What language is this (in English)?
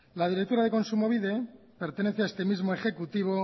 Spanish